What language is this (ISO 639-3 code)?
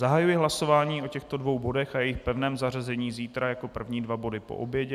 ces